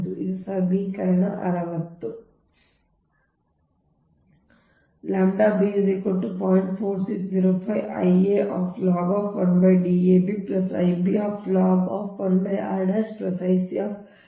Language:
Kannada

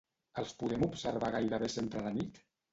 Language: Catalan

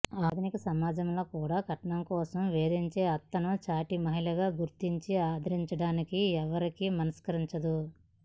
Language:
Telugu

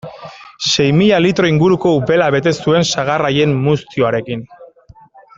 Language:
Basque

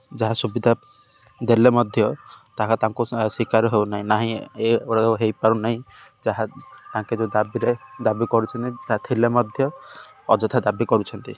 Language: Odia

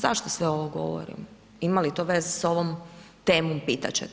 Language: Croatian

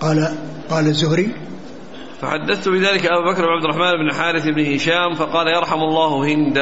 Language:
Arabic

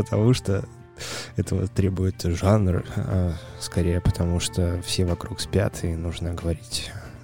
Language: Russian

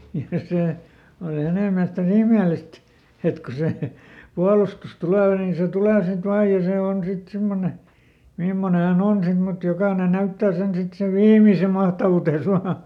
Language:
Finnish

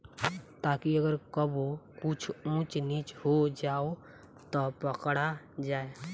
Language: Bhojpuri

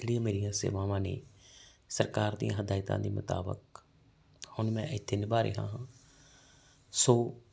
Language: Punjabi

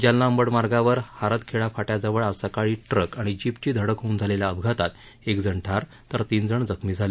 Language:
Marathi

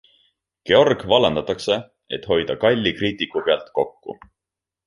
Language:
Estonian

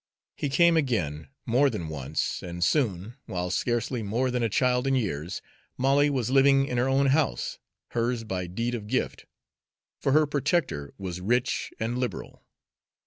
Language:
English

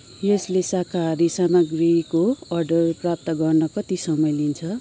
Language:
Nepali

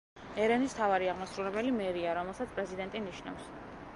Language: Georgian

